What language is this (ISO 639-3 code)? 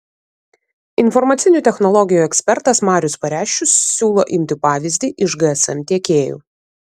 lit